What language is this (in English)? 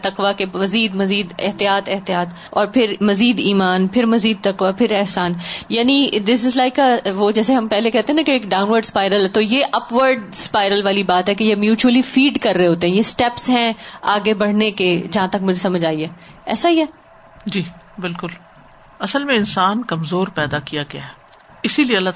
Urdu